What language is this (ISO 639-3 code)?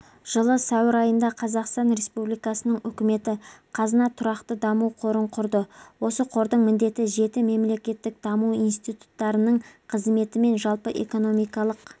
kaz